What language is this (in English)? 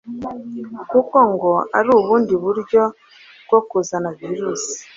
Kinyarwanda